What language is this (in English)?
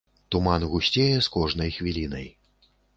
Belarusian